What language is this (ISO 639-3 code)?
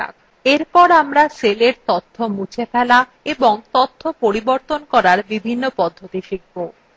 ben